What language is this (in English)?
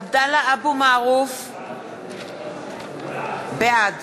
Hebrew